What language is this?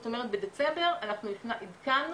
Hebrew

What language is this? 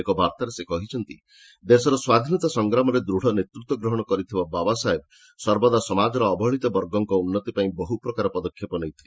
Odia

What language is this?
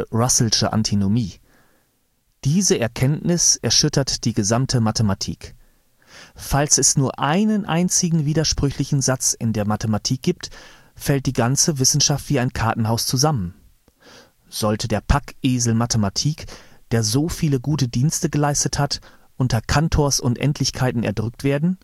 German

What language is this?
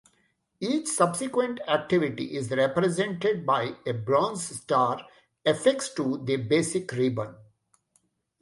English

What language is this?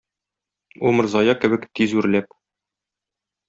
Tatar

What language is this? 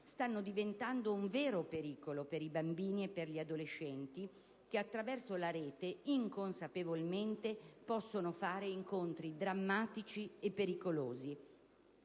Italian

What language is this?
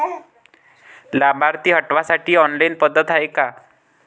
Marathi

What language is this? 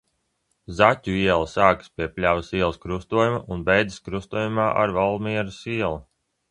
Latvian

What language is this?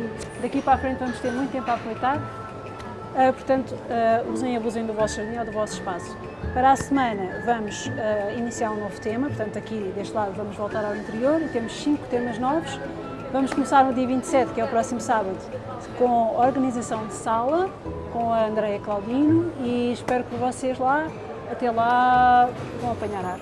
Portuguese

